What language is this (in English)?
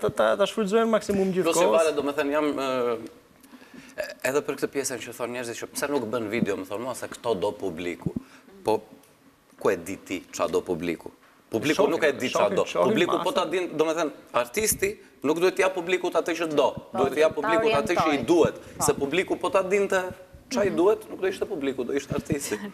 Romanian